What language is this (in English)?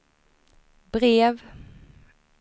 Swedish